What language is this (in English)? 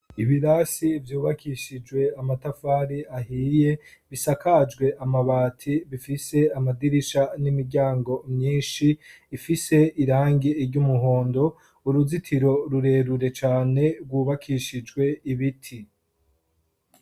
Rundi